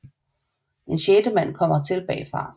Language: Danish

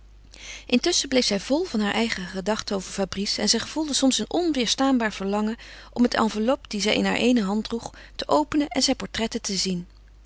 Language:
Dutch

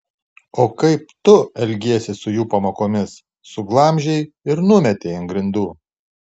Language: Lithuanian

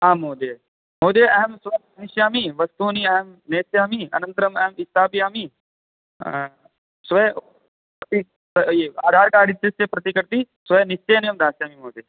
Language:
Sanskrit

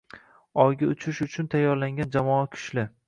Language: Uzbek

